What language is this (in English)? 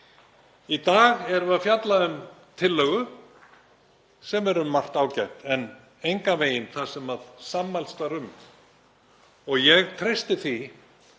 Icelandic